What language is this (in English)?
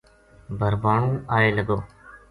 Gujari